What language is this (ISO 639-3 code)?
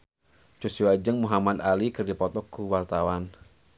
sun